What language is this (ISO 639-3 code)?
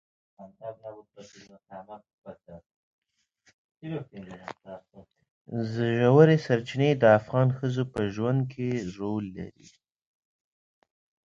pus